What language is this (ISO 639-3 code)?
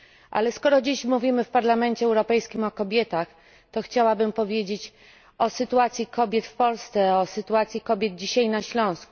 pol